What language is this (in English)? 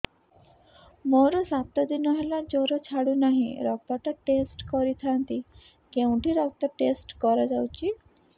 Odia